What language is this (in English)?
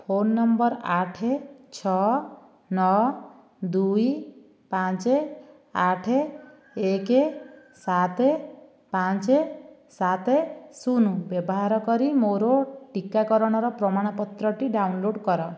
Odia